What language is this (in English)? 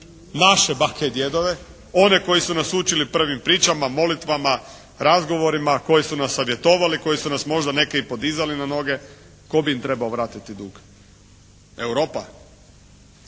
Croatian